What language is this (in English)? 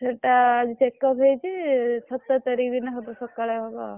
Odia